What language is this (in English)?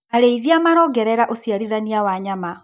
Kikuyu